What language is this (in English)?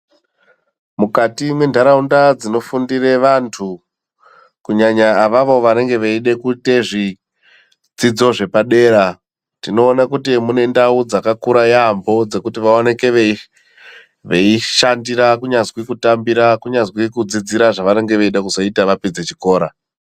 Ndau